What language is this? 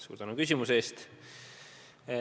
Estonian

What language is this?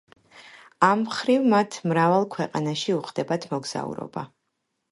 Georgian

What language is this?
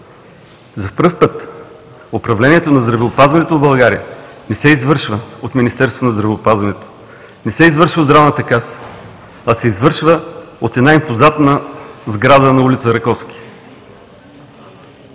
Bulgarian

